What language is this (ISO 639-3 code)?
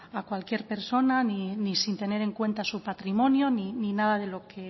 spa